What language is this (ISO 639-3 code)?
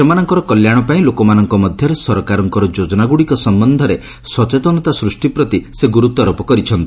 ori